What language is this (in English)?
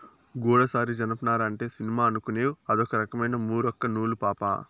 Telugu